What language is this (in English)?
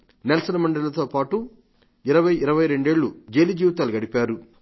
Telugu